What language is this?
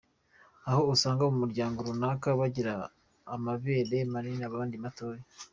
Kinyarwanda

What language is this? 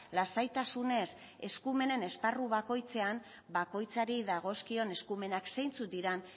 Basque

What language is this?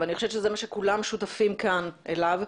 Hebrew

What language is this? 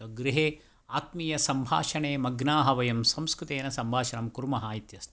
Sanskrit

